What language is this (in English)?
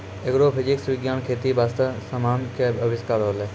Maithili